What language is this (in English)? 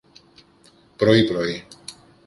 Greek